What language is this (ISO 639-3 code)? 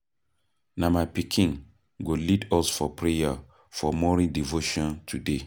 pcm